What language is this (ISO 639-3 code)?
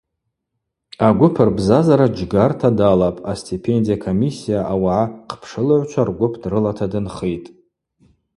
abq